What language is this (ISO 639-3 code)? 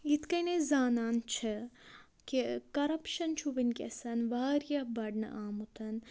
kas